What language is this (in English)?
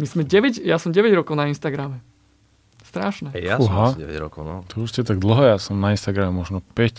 Slovak